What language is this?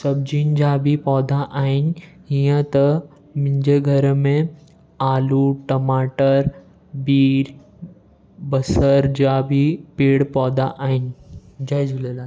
Sindhi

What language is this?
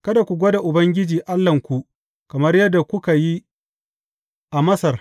Hausa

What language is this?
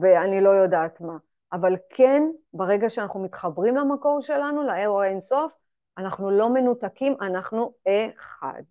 Hebrew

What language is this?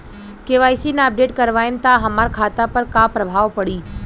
Bhojpuri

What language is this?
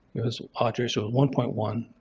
English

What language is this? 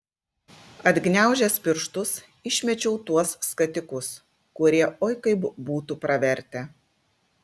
Lithuanian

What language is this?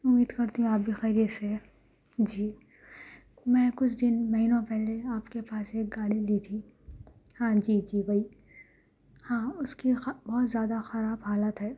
Urdu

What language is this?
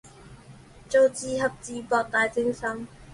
Chinese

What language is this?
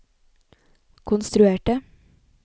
Norwegian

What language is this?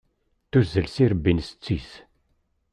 Kabyle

